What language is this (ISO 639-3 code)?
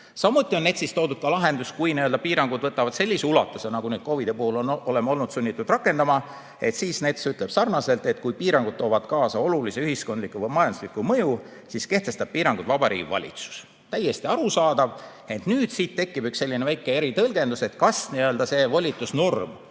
est